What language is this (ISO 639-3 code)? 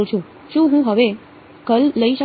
guj